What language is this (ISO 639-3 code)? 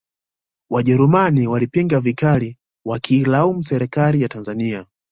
swa